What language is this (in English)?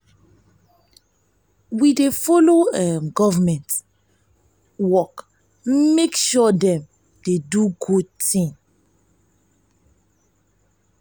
Nigerian Pidgin